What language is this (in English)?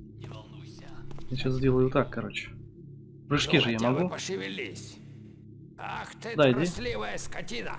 Russian